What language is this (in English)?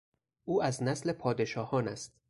Persian